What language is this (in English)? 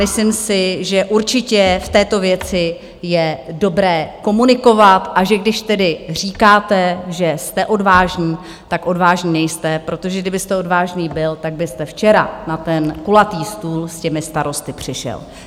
Czech